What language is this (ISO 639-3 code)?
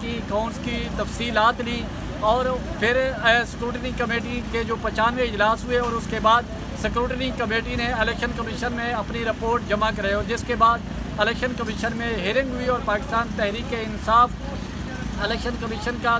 hin